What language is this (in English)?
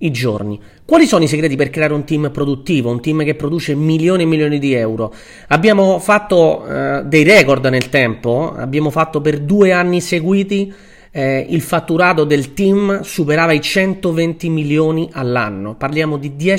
Italian